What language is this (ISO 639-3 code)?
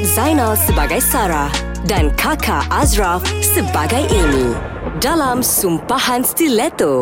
msa